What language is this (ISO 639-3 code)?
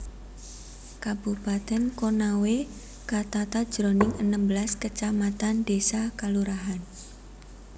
jav